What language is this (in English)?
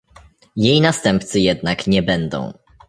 Polish